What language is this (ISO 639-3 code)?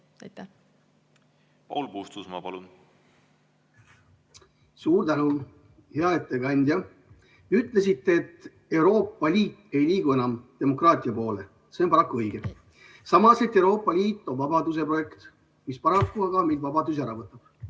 est